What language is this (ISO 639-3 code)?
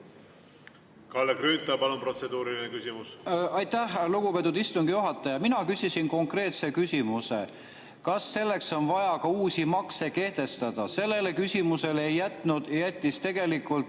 est